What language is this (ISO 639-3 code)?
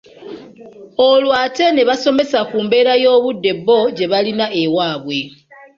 lug